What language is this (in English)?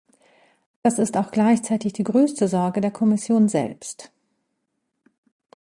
German